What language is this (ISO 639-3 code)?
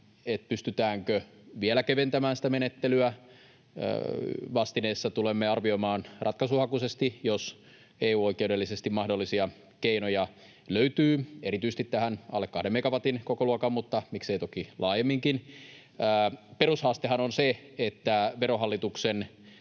fin